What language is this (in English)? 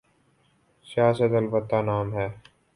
Urdu